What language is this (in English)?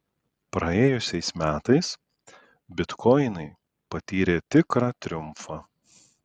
Lithuanian